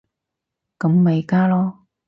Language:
Cantonese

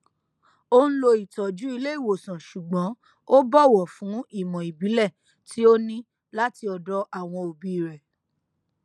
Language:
Yoruba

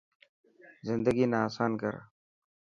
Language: Dhatki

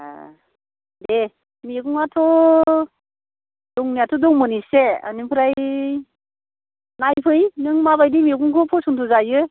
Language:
Bodo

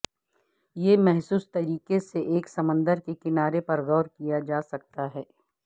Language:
Urdu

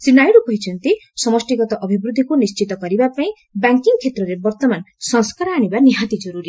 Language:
Odia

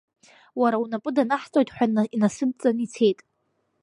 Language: Abkhazian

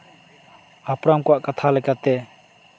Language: Santali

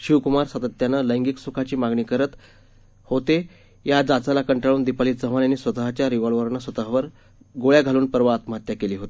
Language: Marathi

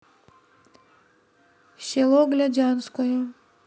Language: Russian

